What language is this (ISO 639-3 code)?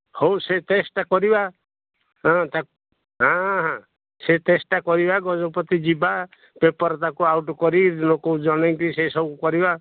ori